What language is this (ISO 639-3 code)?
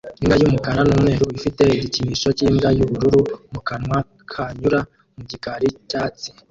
kin